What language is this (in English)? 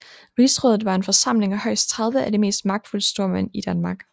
Danish